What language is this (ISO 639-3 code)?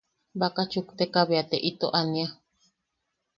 yaq